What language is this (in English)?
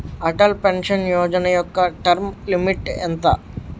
Telugu